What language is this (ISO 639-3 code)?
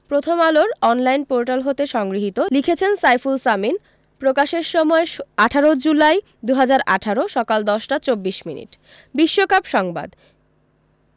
ben